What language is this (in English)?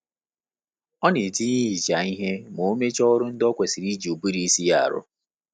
Igbo